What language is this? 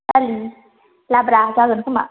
Bodo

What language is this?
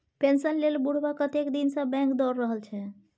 Maithili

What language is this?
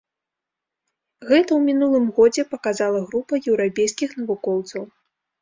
Belarusian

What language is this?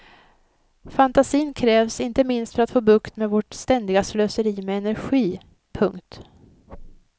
Swedish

